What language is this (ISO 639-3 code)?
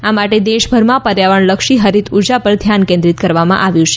guj